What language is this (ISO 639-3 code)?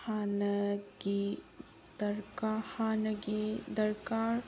mni